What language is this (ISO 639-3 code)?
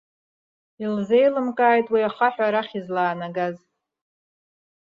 abk